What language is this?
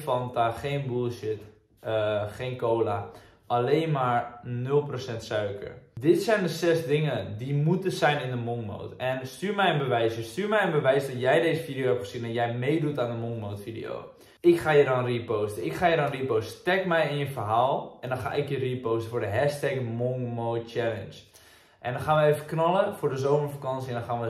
Dutch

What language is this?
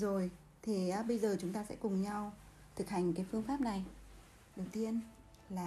Vietnamese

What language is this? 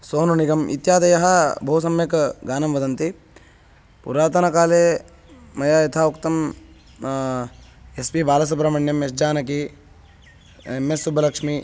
Sanskrit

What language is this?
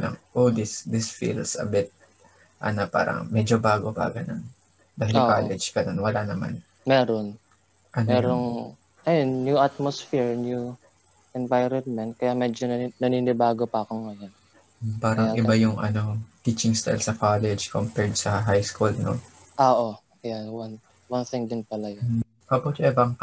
Filipino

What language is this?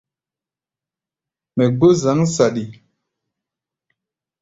Gbaya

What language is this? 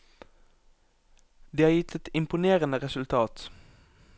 Norwegian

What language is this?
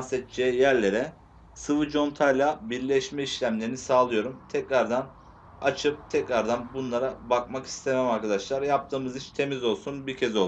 Turkish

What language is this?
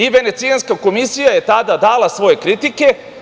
Serbian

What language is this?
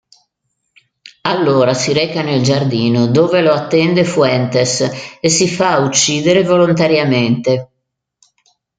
Italian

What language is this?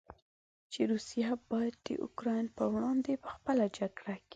Pashto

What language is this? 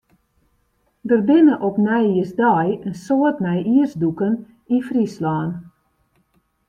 Western Frisian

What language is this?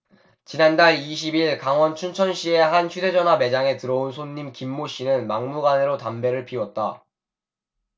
Korean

